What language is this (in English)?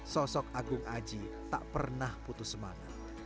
Indonesian